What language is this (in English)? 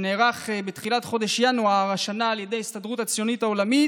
Hebrew